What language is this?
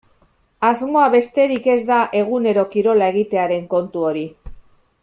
Basque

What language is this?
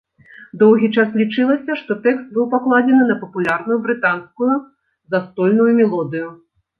Belarusian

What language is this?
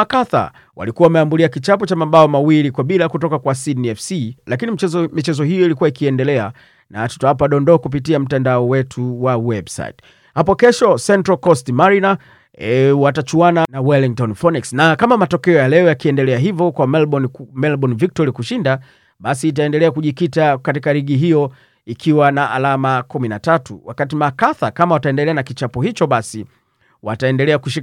Swahili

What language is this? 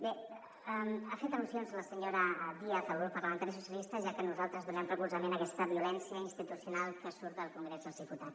Catalan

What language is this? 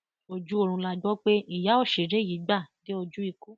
Yoruba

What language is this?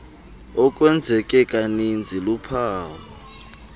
Xhosa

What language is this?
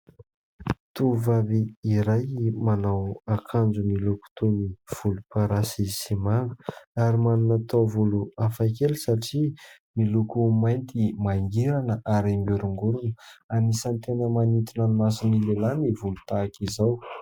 Malagasy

